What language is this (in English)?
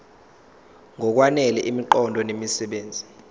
Zulu